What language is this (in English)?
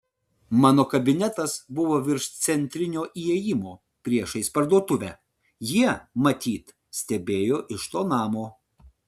Lithuanian